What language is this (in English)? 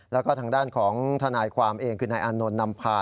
Thai